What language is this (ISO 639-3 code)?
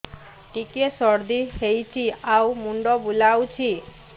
ori